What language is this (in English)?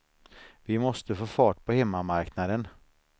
Swedish